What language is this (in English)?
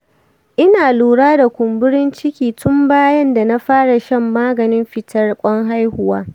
Hausa